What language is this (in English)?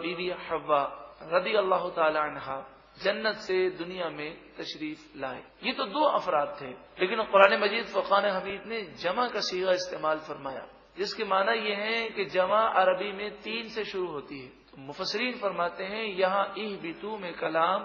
Arabic